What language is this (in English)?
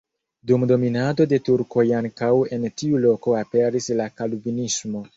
Esperanto